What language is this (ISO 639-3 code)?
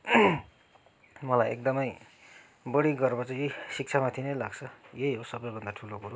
nep